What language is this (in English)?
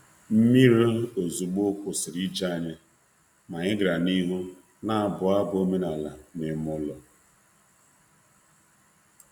Igbo